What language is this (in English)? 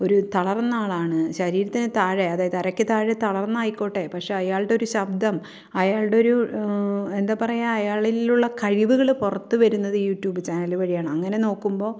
Malayalam